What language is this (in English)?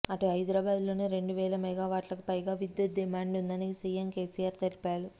Telugu